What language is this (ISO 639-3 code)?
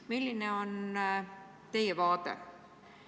est